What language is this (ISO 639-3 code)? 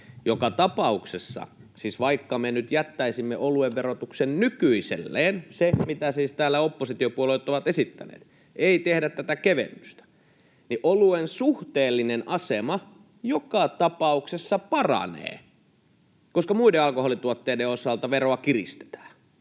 fin